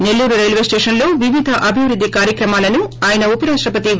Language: Telugu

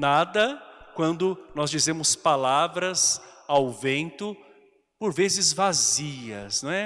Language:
Portuguese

